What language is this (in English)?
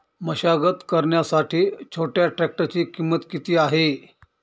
Marathi